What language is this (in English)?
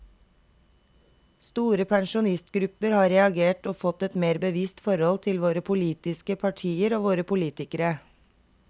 Norwegian